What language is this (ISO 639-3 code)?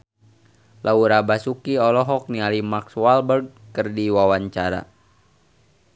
sun